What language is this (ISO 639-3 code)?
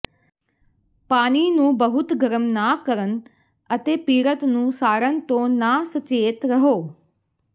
pan